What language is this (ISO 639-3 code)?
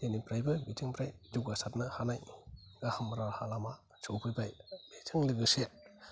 brx